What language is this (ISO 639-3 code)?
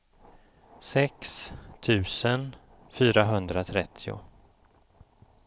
swe